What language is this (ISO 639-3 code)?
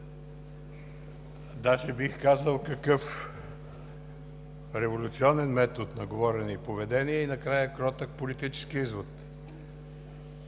bul